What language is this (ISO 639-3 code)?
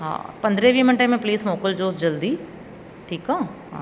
snd